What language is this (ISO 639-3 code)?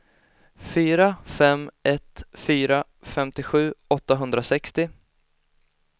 swe